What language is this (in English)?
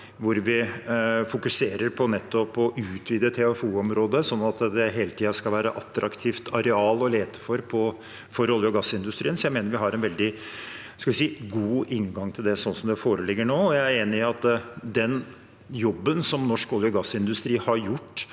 Norwegian